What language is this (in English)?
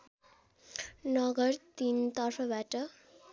Nepali